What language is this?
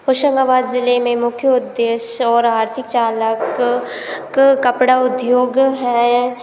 Hindi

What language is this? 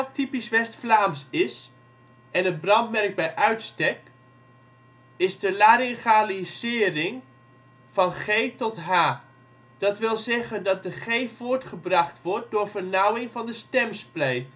Dutch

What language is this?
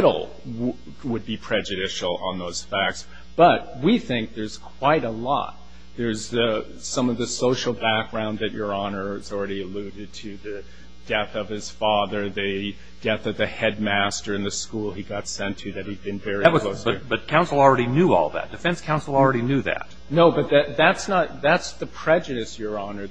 English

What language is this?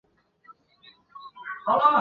Chinese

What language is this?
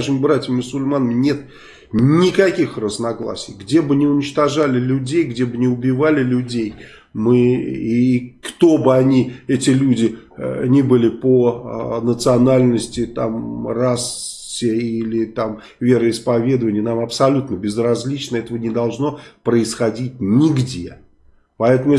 Russian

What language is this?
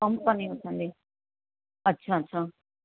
Sindhi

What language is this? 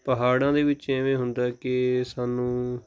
Punjabi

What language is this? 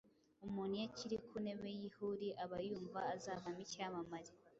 Kinyarwanda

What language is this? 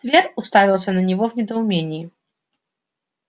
Russian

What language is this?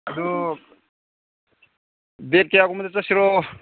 Manipuri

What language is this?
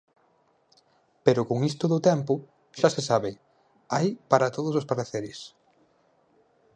Galician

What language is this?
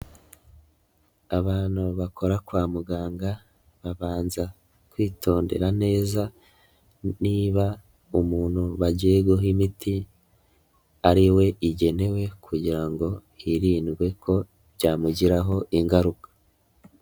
Kinyarwanda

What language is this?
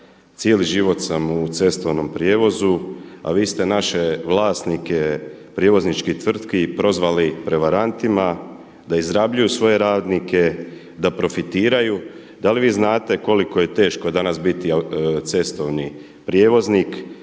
Croatian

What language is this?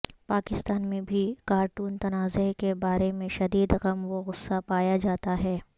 Urdu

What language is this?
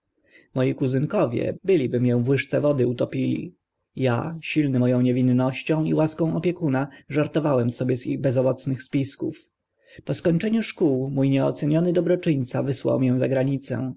Polish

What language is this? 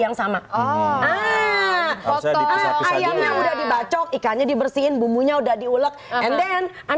Indonesian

